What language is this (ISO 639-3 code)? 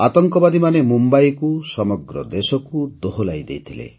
ori